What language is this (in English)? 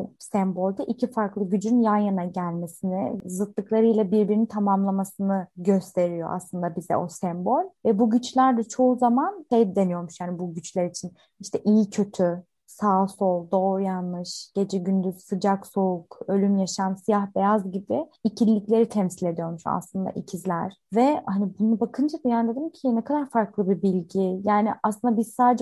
Turkish